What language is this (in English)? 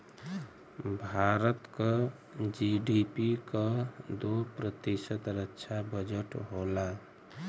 Bhojpuri